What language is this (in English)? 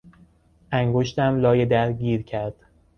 Persian